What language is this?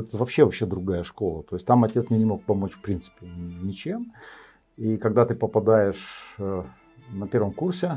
Russian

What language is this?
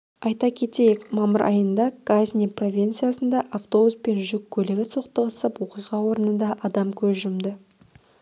Kazakh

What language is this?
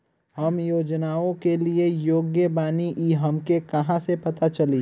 Bhojpuri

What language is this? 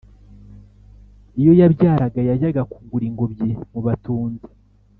Kinyarwanda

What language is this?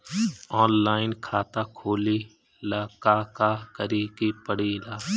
Bhojpuri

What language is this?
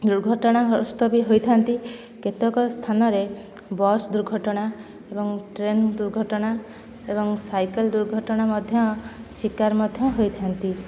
Odia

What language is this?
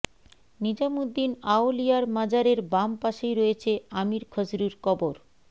Bangla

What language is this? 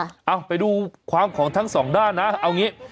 Thai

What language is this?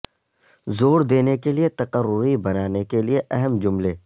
Urdu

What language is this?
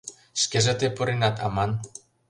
Mari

